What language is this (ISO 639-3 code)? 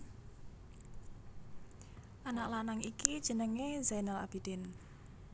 jav